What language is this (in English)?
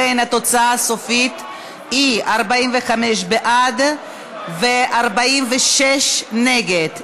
Hebrew